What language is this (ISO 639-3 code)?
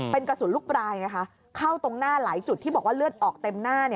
tha